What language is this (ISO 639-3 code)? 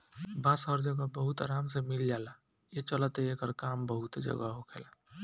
bho